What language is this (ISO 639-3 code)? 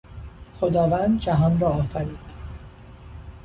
fas